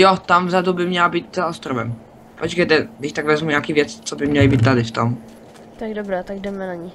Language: Czech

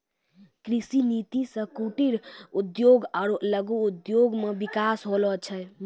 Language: Maithili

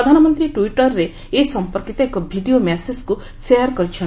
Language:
Odia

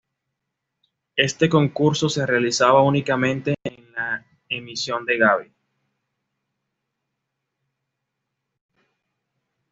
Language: Spanish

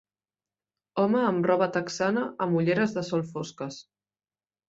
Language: Catalan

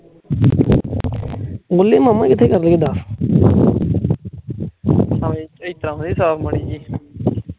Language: Punjabi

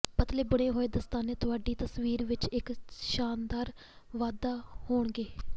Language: Punjabi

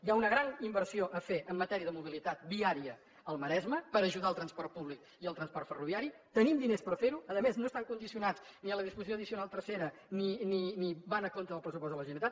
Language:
Catalan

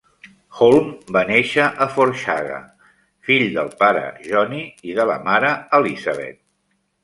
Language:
Catalan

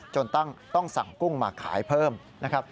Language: Thai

